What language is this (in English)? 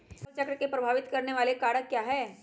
Magahi